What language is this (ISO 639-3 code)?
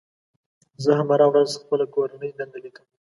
pus